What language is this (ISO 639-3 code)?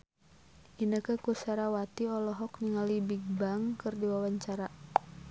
sun